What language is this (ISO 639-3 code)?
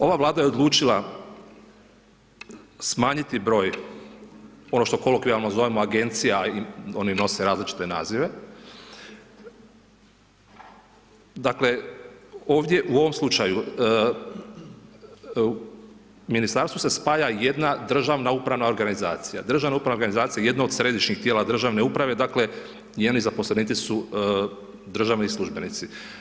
hrv